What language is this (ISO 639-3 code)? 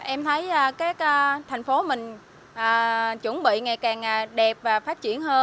vie